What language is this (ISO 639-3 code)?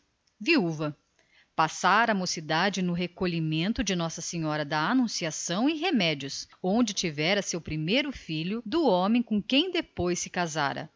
por